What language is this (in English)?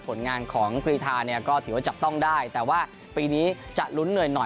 Thai